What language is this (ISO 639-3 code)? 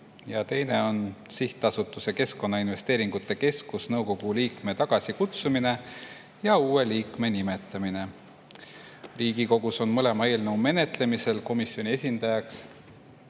est